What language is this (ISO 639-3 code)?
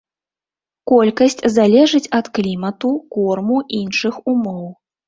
bel